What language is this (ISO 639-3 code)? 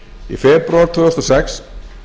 isl